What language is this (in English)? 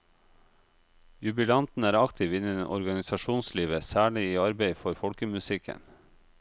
Norwegian